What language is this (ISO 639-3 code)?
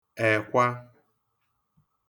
ibo